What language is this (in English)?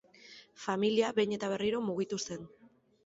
Basque